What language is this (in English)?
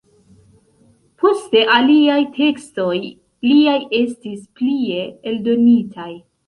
Esperanto